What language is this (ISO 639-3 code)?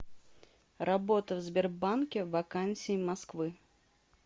rus